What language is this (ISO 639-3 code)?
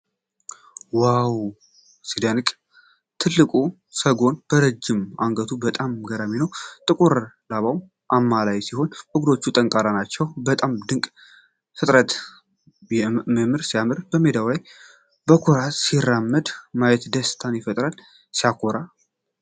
amh